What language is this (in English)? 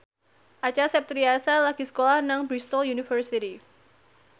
Javanese